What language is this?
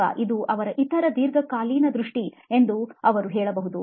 Kannada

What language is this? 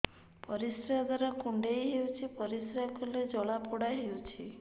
Odia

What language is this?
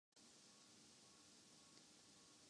Urdu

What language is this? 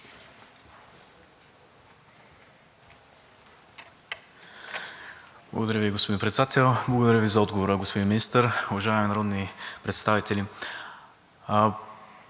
Bulgarian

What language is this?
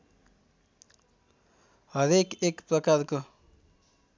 Nepali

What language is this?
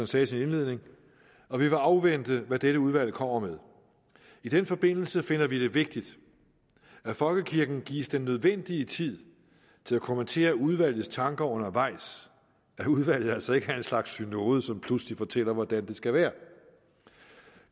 Danish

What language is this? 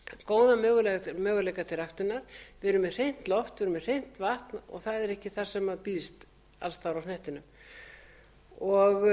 Icelandic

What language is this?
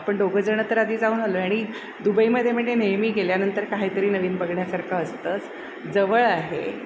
Marathi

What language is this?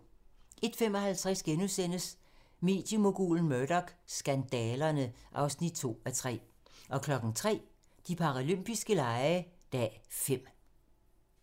Danish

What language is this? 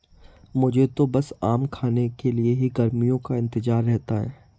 Hindi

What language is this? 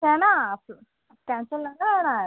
Marathi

